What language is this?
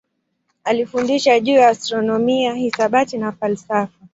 Swahili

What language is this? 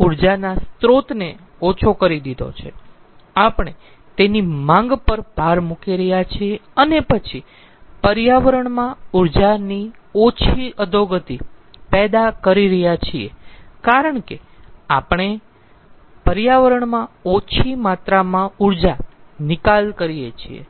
Gujarati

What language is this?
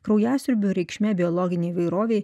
Lithuanian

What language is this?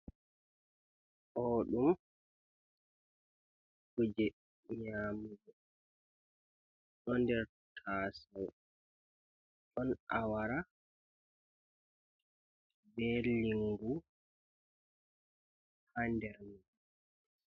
Fula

